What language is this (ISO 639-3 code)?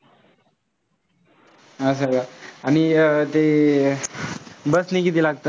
mar